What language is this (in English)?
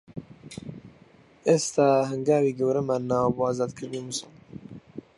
Central Kurdish